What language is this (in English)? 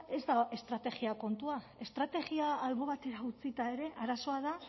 Basque